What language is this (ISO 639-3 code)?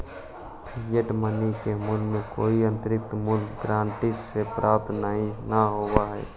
mag